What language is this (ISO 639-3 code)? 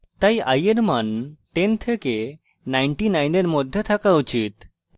ben